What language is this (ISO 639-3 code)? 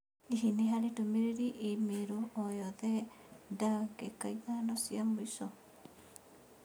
kik